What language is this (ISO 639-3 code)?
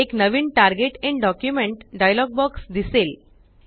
mar